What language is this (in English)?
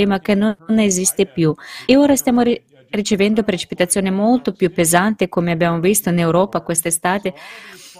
Italian